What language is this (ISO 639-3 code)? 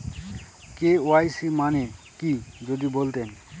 ben